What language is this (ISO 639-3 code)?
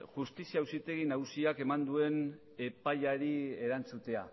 eus